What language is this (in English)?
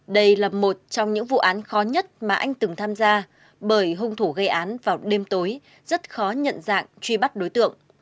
Vietnamese